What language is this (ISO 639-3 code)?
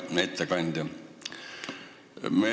est